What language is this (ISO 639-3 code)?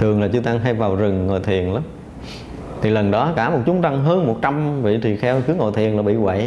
vie